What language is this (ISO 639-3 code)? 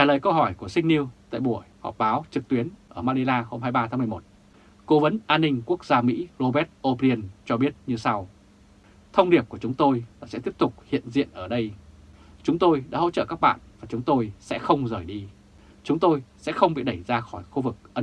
vie